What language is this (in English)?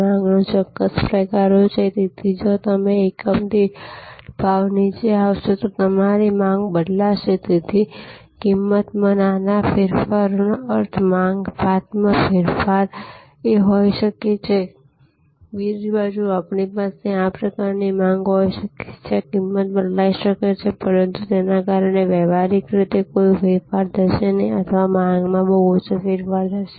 Gujarati